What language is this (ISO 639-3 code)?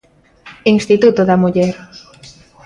glg